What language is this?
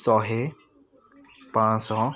Odia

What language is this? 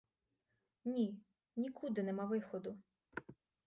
Ukrainian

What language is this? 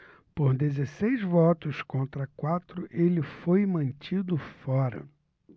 Portuguese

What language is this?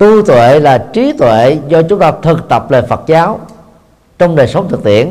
Vietnamese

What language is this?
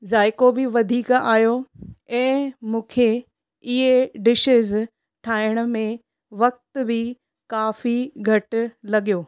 Sindhi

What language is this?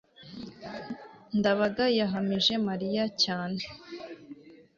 Kinyarwanda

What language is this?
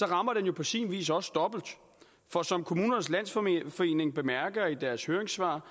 Danish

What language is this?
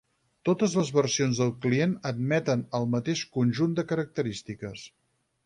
Catalan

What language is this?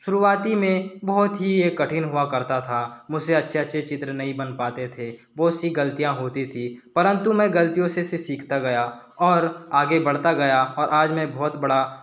Hindi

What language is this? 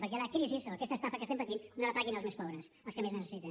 Catalan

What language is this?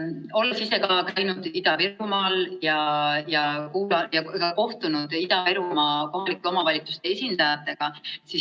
Estonian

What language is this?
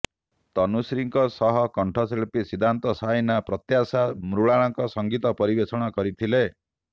Odia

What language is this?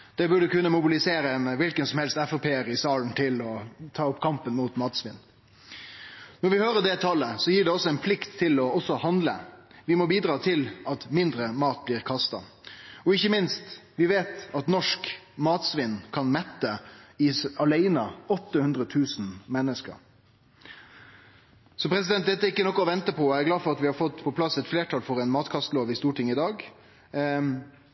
Norwegian Nynorsk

